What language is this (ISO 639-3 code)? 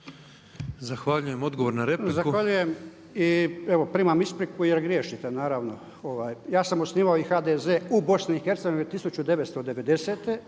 hrv